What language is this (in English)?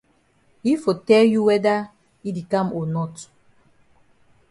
Cameroon Pidgin